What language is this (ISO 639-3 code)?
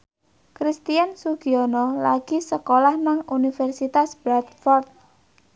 jav